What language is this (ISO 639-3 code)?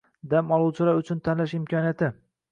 uzb